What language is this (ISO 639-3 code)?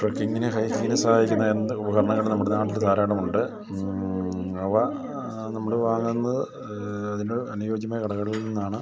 mal